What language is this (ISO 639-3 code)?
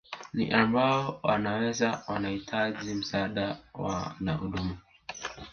swa